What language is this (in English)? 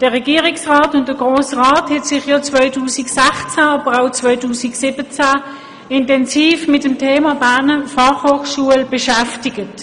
Swiss German